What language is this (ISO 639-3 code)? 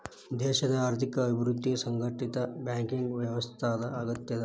kan